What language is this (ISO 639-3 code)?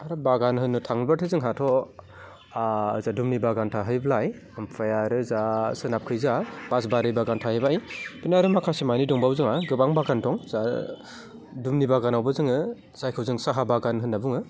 brx